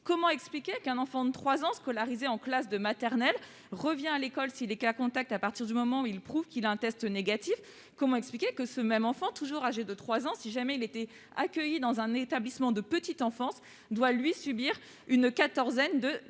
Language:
French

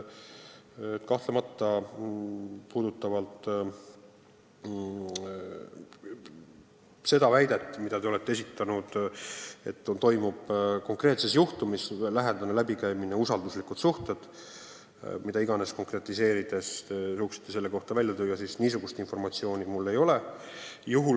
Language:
Estonian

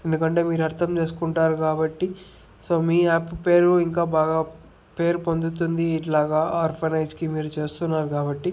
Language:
Telugu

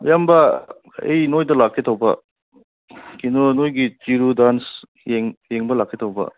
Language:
Manipuri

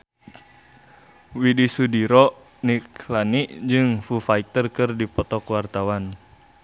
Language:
Sundanese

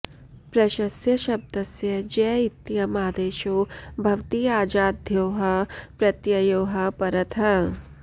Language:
Sanskrit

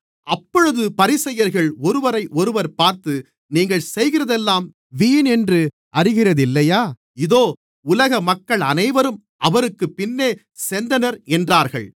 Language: Tamil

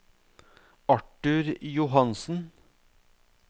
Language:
Norwegian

